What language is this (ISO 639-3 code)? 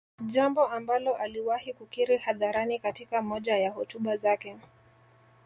swa